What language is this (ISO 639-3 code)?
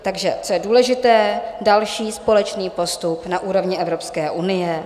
ces